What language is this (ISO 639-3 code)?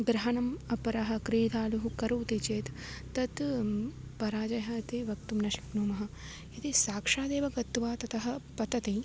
san